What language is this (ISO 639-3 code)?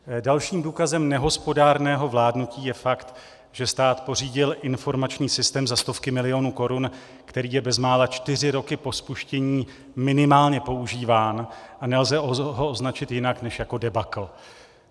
ces